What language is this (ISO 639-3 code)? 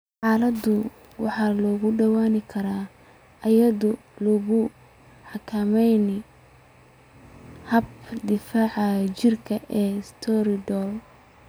som